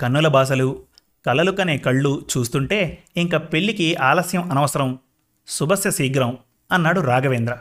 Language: Telugu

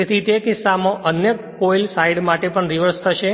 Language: Gujarati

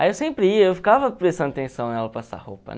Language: Portuguese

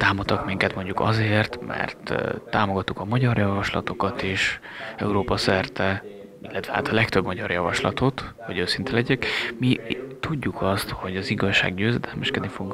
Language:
Hungarian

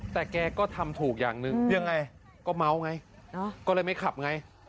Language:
Thai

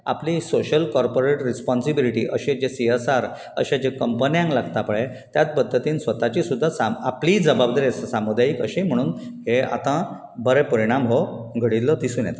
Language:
Konkani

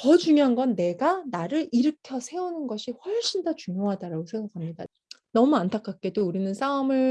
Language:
Korean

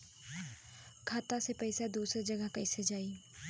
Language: Bhojpuri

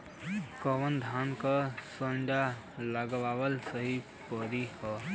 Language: Bhojpuri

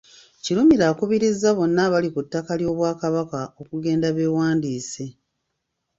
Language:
Ganda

